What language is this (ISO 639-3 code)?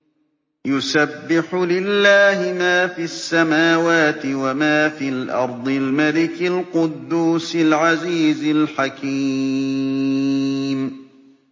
ara